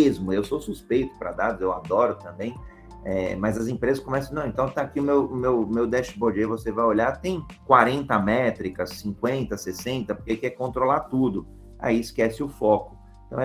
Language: Portuguese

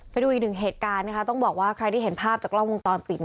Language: Thai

